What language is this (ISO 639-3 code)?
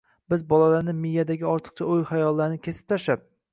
uzb